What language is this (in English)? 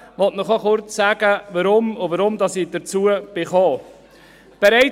Swiss German